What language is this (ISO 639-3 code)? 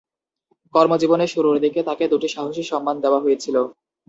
ben